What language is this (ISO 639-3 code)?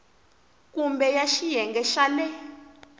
tso